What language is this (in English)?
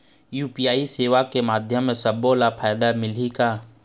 Chhattisgarhi